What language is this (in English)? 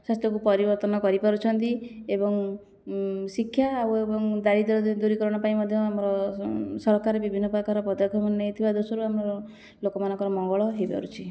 Odia